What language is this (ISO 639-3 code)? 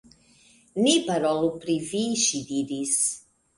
epo